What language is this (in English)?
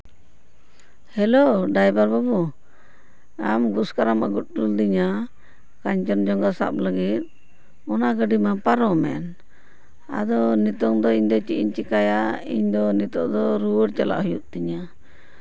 Santali